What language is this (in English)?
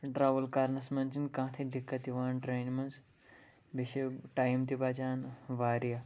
Kashmiri